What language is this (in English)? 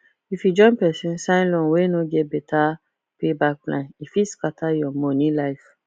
Nigerian Pidgin